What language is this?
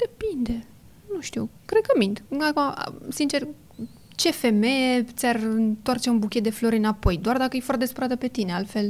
Romanian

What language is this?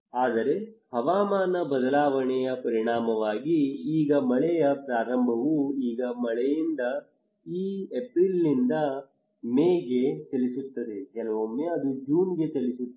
Kannada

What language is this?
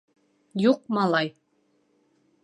Bashkir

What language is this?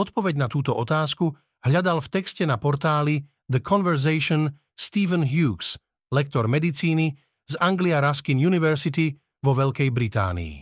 Slovak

